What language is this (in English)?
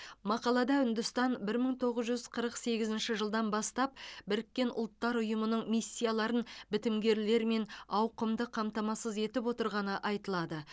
Kazakh